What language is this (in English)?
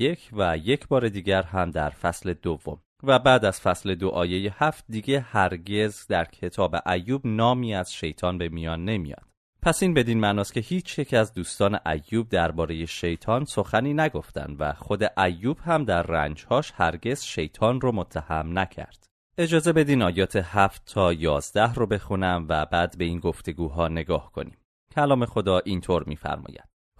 Persian